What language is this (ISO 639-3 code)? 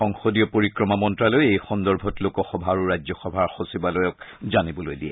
asm